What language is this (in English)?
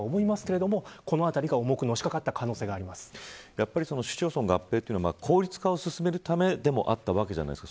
Japanese